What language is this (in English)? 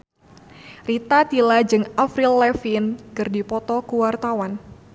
Sundanese